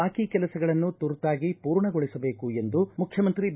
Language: Kannada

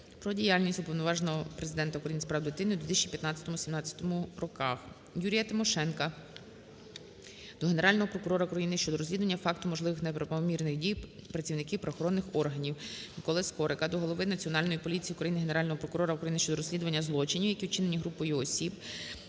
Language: Ukrainian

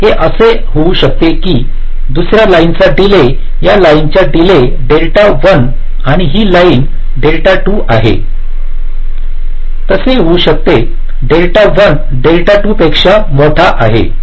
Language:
Marathi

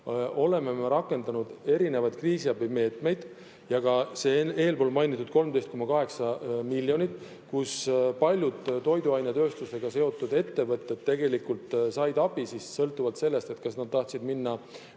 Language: Estonian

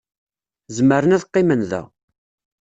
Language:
Kabyle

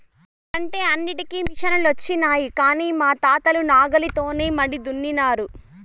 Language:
Telugu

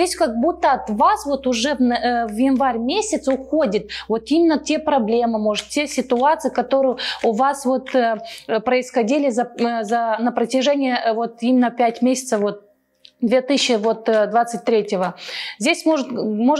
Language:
Russian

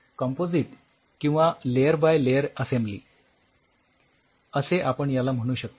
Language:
Marathi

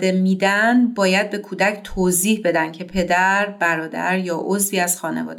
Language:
Persian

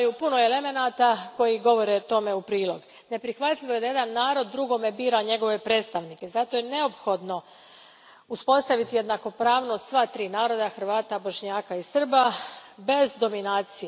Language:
Croatian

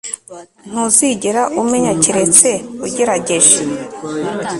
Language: Kinyarwanda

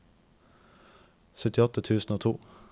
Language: Norwegian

